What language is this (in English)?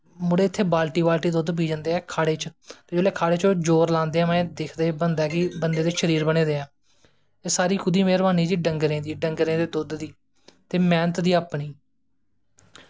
Dogri